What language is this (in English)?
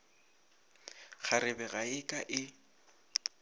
Northern Sotho